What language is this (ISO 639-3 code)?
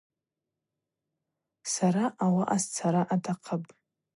abq